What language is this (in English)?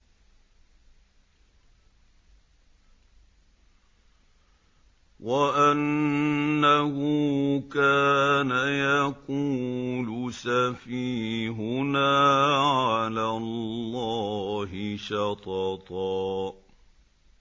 Arabic